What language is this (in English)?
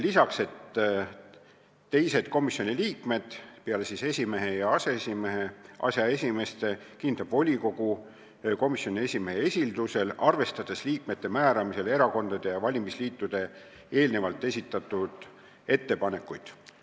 Estonian